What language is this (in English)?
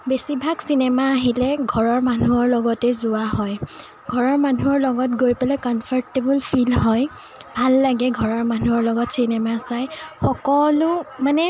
Assamese